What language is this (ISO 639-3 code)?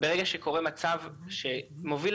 heb